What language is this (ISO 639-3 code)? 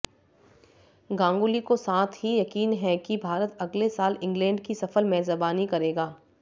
hin